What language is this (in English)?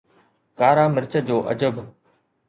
Sindhi